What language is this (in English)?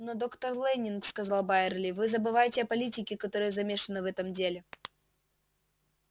Russian